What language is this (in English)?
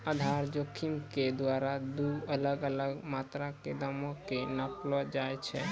Maithili